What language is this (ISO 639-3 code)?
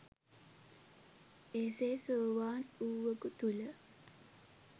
sin